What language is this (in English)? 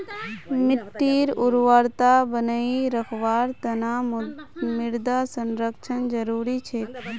Magahi